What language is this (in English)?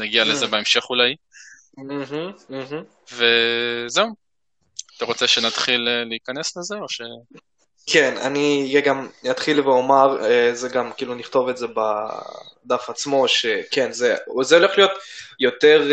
Hebrew